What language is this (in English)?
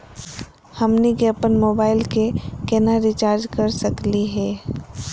Magahi